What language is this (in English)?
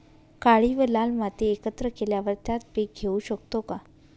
Marathi